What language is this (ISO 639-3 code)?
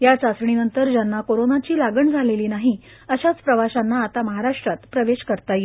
mar